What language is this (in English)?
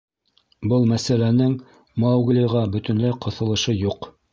Bashkir